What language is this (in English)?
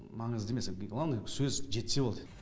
Kazakh